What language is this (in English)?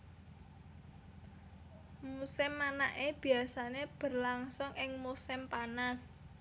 Javanese